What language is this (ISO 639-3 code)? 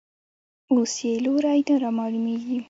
pus